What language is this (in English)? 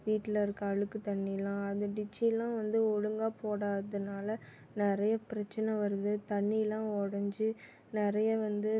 Tamil